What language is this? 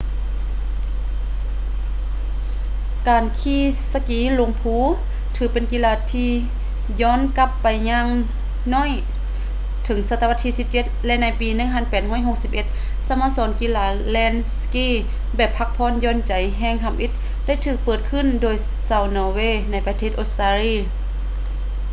Lao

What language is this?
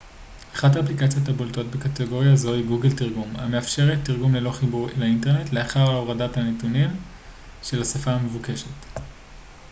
Hebrew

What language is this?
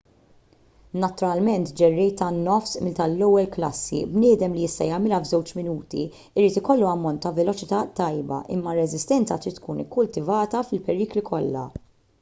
Maltese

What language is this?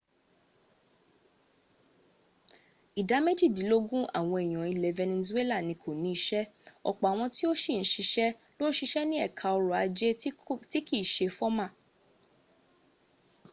Yoruba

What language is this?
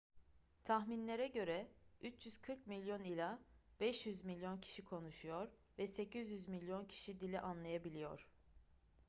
Turkish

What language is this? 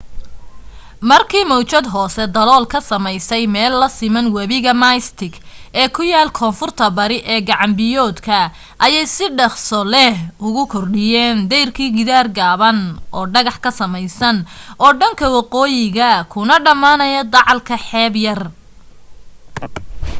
Somali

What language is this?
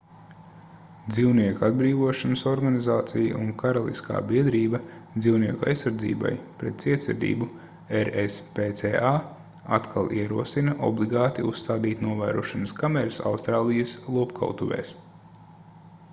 Latvian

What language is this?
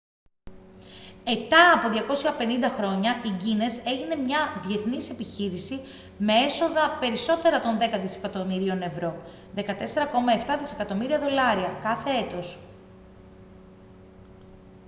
Greek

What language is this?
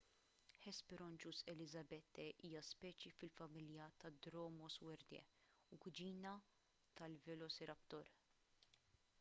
Maltese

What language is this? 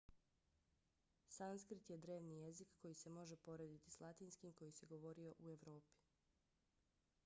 Bosnian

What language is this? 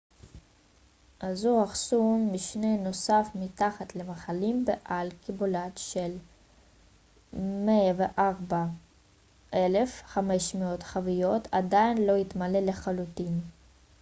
Hebrew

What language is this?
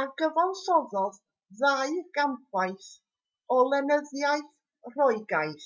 Welsh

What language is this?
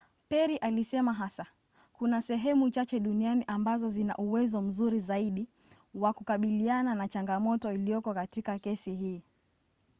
Swahili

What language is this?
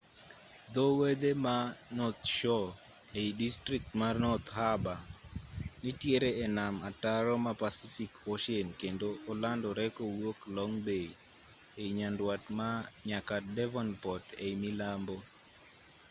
Luo (Kenya and Tanzania)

